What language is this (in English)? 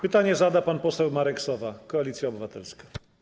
Polish